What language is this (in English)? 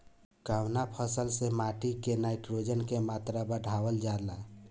Bhojpuri